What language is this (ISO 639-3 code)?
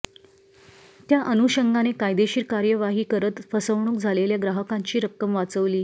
mar